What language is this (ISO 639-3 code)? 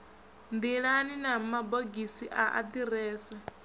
ven